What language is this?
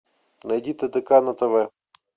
Russian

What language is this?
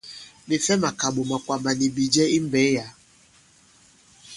Bankon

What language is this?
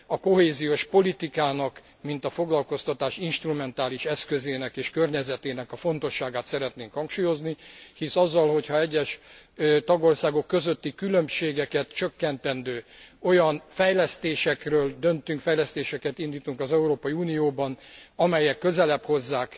Hungarian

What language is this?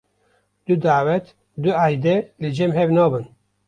Kurdish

